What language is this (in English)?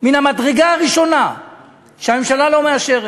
Hebrew